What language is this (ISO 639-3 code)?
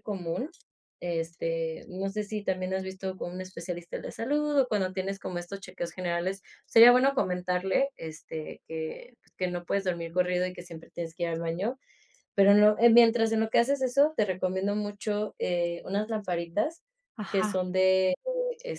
spa